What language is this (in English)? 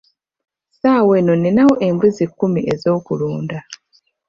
Ganda